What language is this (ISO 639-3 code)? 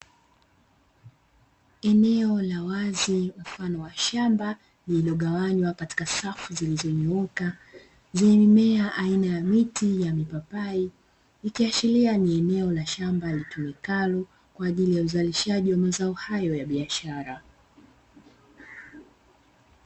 swa